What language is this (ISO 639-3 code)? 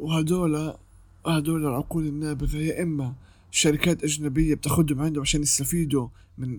ara